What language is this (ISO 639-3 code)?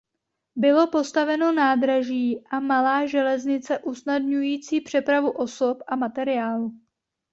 ces